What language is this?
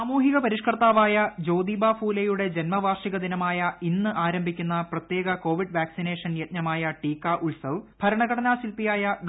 Malayalam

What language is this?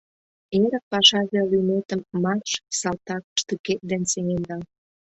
Mari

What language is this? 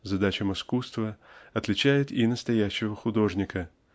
Russian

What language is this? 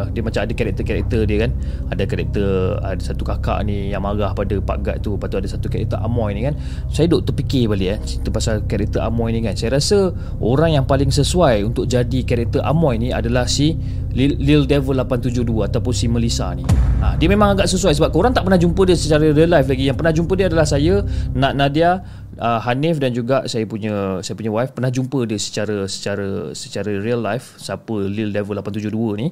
Malay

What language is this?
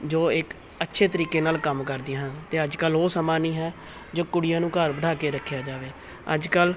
Punjabi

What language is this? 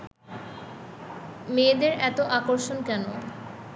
Bangla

